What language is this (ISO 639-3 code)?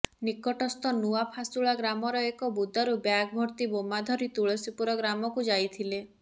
ori